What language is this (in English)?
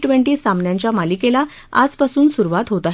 Marathi